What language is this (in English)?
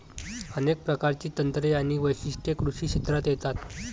Marathi